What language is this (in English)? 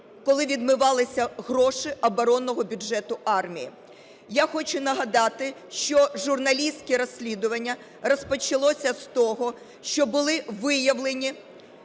Ukrainian